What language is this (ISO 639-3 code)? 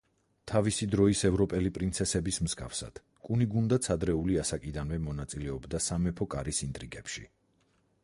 kat